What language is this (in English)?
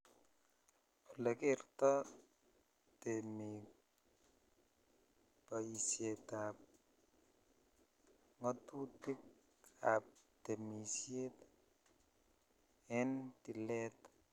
Kalenjin